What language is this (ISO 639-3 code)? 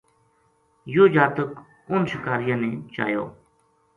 gju